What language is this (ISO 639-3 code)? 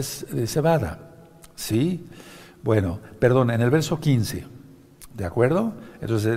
spa